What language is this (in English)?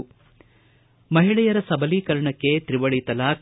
Kannada